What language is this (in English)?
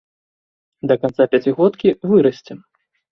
Belarusian